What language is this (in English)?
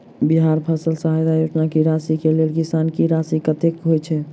Maithili